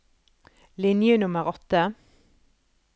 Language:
Norwegian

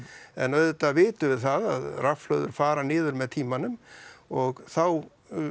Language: Icelandic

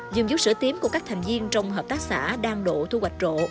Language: Vietnamese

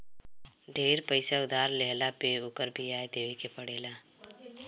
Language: Bhojpuri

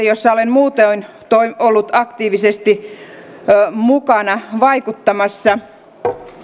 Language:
Finnish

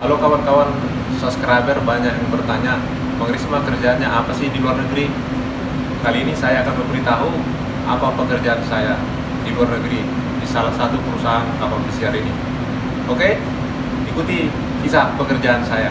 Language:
Indonesian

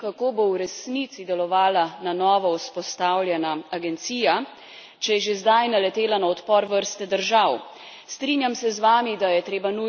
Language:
Slovenian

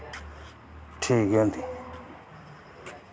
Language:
Dogri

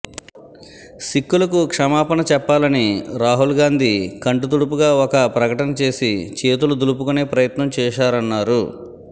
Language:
Telugu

